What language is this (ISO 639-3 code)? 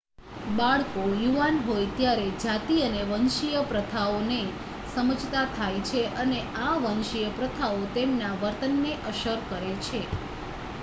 guj